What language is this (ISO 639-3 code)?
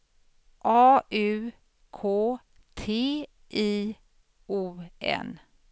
swe